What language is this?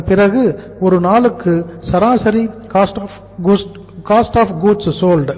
Tamil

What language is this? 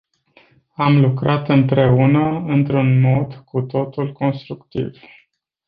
Romanian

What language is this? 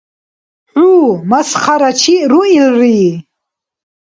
Dargwa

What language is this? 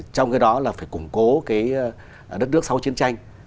Vietnamese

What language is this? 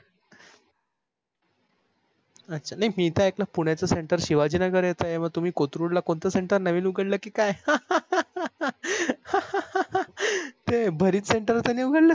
Marathi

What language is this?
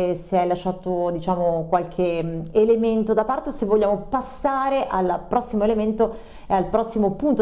Italian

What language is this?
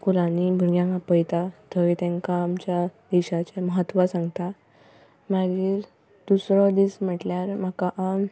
Konkani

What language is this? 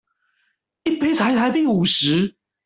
Chinese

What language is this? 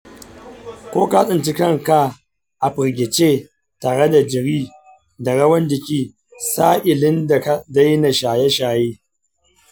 Hausa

